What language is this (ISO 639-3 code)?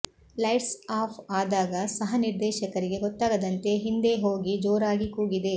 kan